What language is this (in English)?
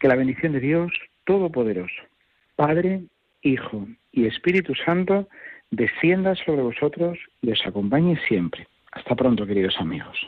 Spanish